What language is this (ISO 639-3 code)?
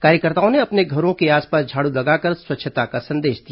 hin